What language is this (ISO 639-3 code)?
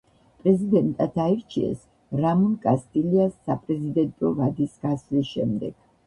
kat